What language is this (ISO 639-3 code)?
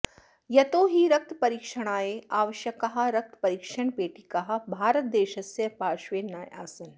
san